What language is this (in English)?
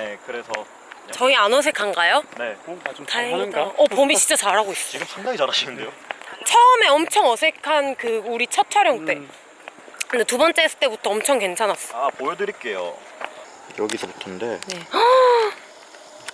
Korean